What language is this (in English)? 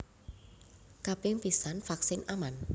Javanese